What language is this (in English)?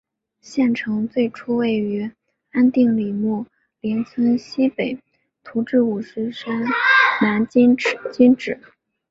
Chinese